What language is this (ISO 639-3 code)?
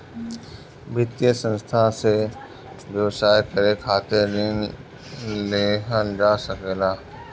bho